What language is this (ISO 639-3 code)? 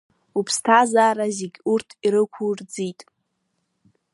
abk